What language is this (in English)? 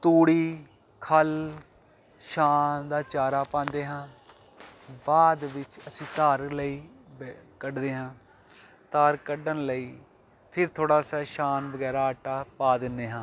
Punjabi